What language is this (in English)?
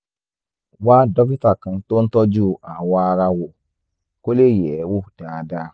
Yoruba